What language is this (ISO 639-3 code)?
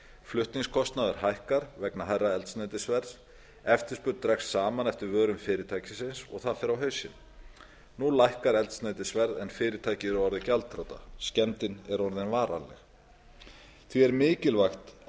isl